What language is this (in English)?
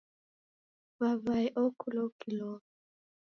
Taita